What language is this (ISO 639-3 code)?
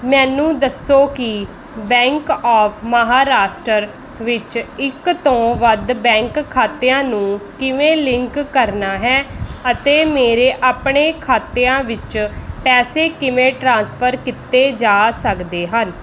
pan